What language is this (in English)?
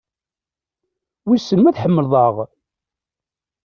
Kabyle